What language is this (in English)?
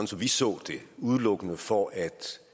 Danish